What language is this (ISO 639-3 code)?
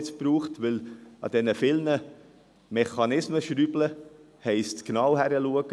gsw